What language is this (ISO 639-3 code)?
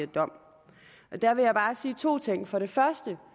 dan